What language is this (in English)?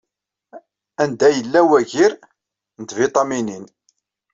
Kabyle